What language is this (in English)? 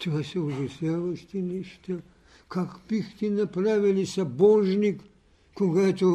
Bulgarian